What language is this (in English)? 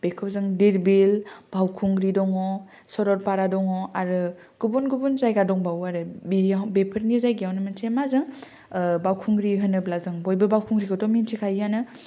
Bodo